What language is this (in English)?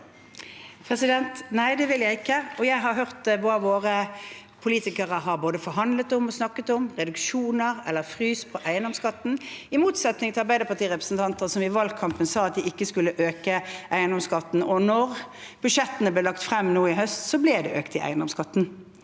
Norwegian